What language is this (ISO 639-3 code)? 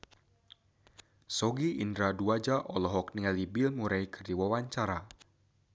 sun